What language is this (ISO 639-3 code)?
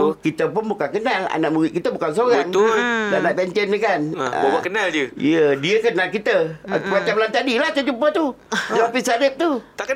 msa